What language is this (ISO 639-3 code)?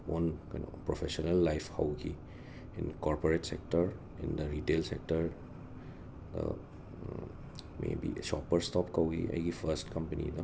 mni